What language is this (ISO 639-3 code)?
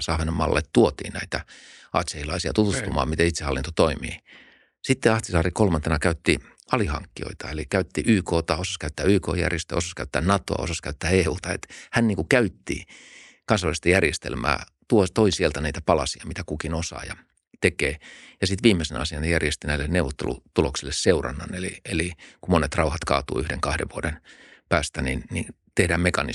fin